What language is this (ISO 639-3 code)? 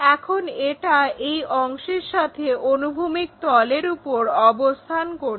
ben